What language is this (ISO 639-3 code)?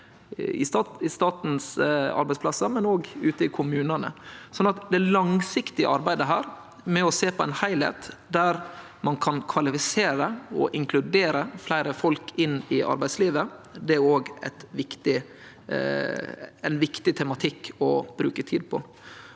nor